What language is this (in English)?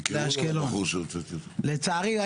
Hebrew